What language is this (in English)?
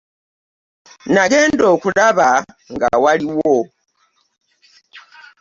Ganda